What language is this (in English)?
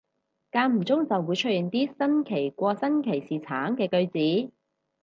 Cantonese